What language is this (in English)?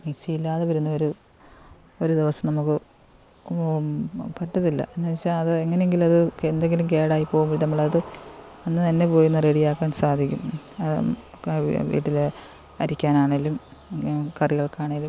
Malayalam